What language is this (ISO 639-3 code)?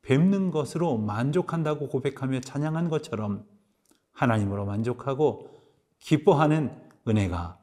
kor